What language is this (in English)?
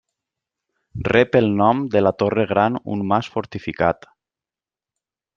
Catalan